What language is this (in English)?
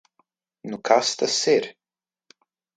Latvian